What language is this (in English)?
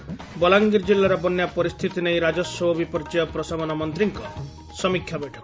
Odia